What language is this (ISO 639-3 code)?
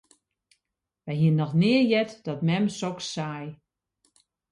fry